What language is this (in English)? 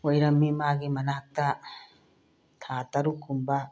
Manipuri